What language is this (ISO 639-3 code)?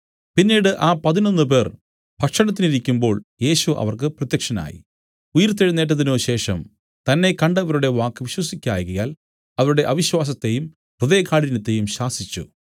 mal